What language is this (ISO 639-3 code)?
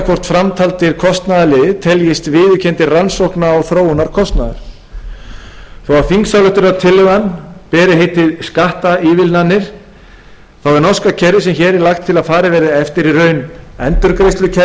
isl